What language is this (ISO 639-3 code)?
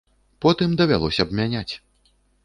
bel